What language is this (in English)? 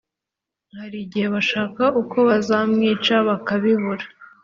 Kinyarwanda